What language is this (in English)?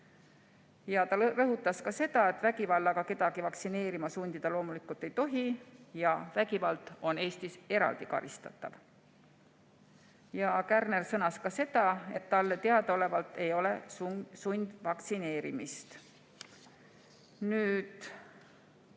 Estonian